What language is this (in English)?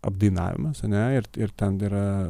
Lithuanian